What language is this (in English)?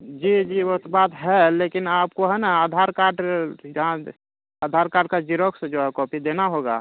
Urdu